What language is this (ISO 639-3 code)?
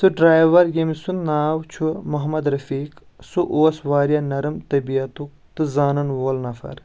kas